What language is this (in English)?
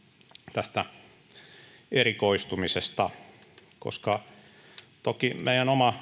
Finnish